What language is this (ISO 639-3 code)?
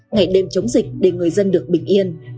vie